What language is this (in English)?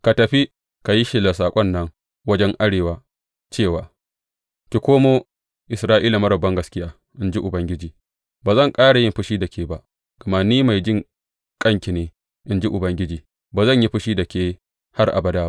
Hausa